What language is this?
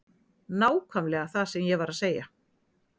Icelandic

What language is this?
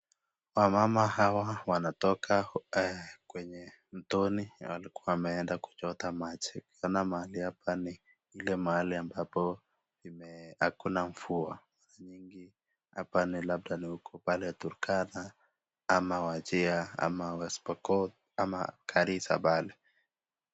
Swahili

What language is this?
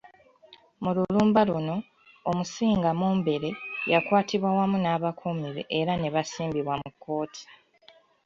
Ganda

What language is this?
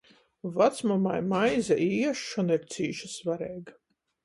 Latgalian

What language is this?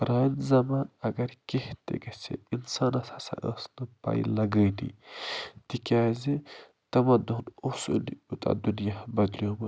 Kashmiri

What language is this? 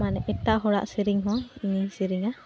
Santali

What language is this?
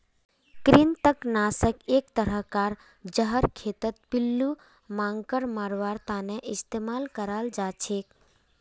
Magahi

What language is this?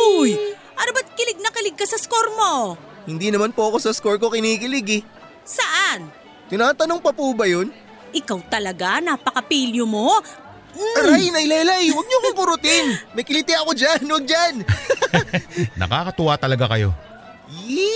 Filipino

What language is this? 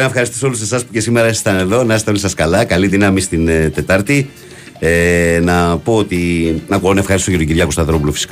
Greek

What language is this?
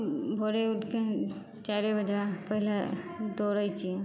Maithili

